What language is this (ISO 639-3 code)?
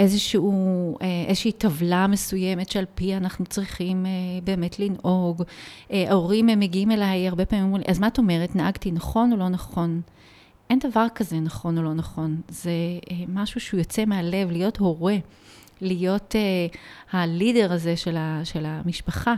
heb